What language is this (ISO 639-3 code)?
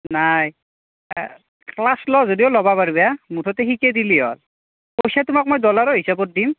asm